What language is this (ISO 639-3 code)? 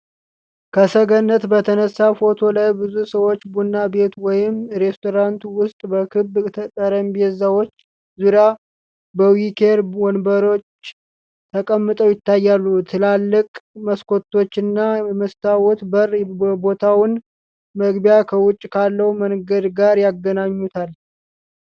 amh